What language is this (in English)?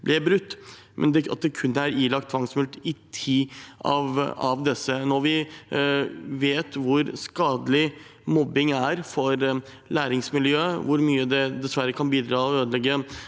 Norwegian